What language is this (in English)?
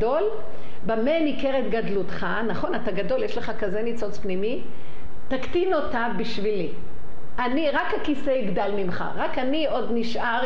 Hebrew